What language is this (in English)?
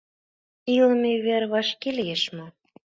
Mari